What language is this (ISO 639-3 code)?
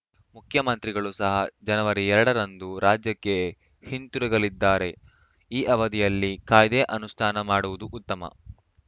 kan